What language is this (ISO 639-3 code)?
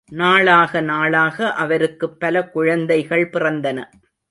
tam